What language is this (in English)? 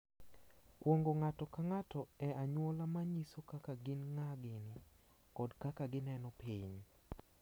Luo (Kenya and Tanzania)